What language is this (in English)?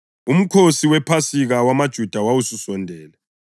North Ndebele